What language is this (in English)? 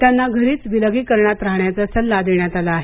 Marathi